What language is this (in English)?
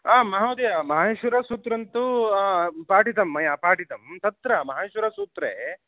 Sanskrit